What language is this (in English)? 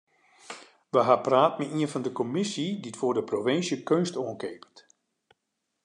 Western Frisian